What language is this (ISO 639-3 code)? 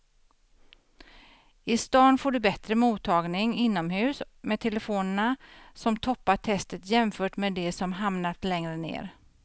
swe